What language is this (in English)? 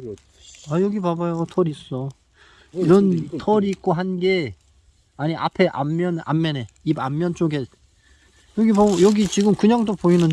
Korean